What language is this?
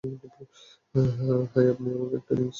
Bangla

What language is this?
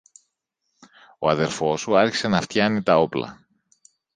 Greek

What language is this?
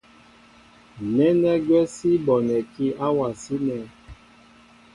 Mbo (Cameroon)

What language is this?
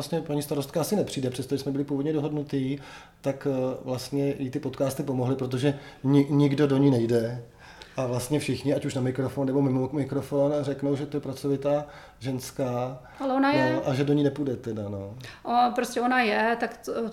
Czech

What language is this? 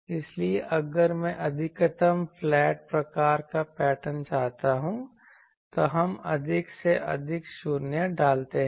Hindi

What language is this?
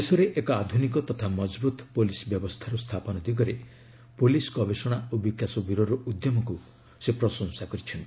Odia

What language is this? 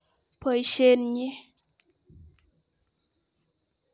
Kalenjin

